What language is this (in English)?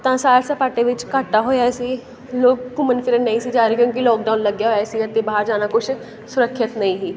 Punjabi